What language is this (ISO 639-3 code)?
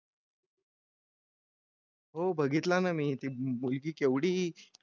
mar